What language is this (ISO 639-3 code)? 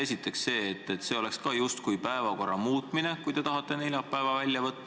est